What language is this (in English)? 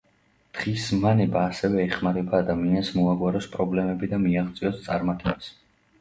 Georgian